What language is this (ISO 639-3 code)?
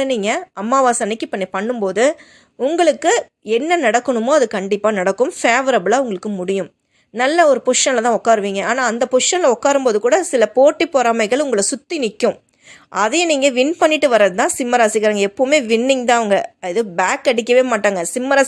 tam